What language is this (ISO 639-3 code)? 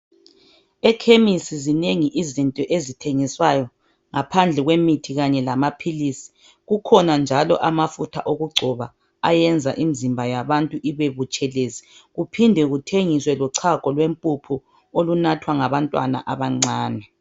nde